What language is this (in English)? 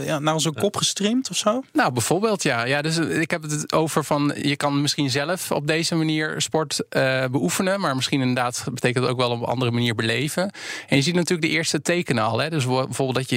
Dutch